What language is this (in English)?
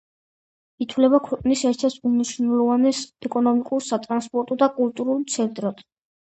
Georgian